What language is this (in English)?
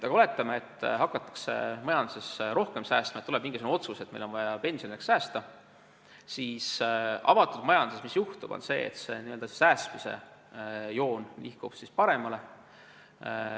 Estonian